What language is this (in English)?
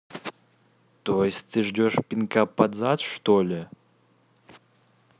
Russian